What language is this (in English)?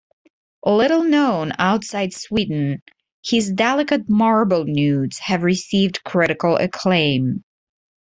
English